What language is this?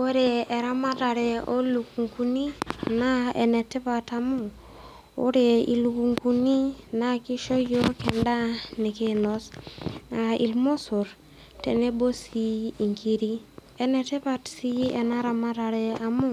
Masai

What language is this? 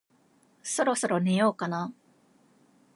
Japanese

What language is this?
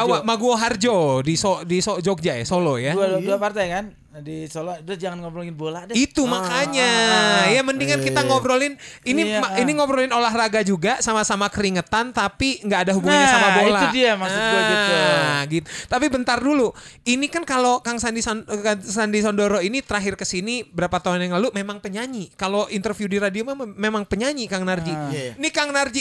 Indonesian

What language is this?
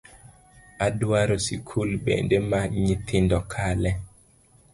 Luo (Kenya and Tanzania)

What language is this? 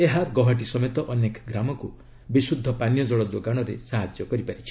Odia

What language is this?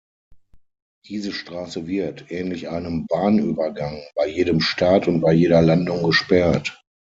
German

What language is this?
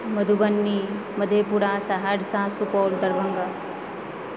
Maithili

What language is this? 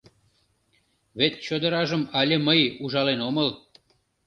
Mari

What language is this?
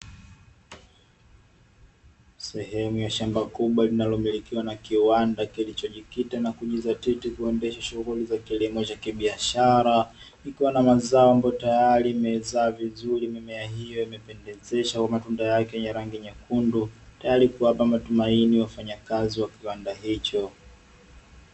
Swahili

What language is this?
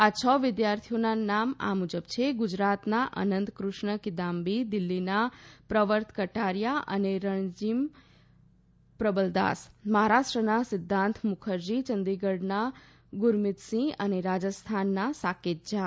Gujarati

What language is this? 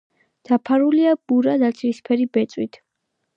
Georgian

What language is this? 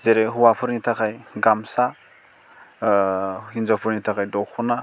Bodo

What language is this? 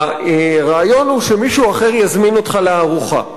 Hebrew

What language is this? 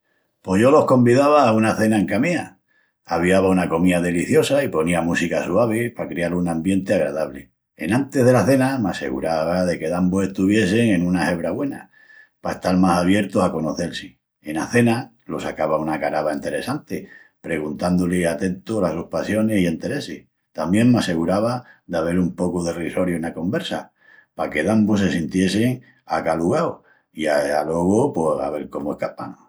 Extremaduran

